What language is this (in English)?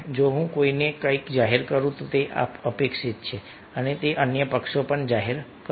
Gujarati